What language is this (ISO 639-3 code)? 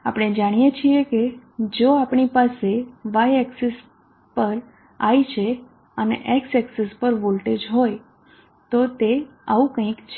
guj